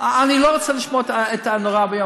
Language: Hebrew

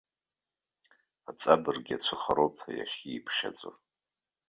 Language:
Abkhazian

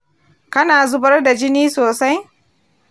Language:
Hausa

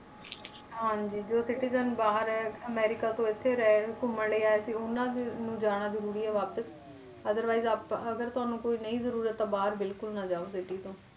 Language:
Punjabi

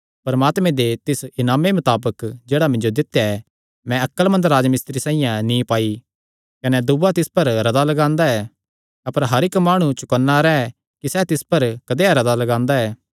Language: Kangri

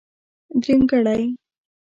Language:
Pashto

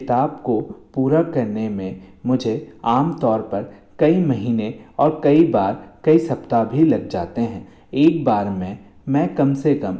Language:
Hindi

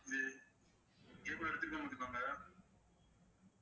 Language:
Tamil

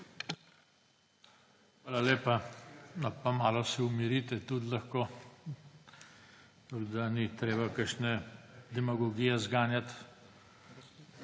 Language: Slovenian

